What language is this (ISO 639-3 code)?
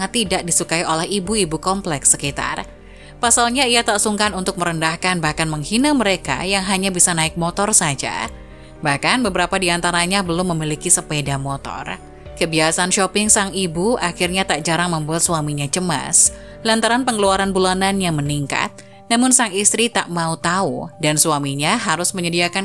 ind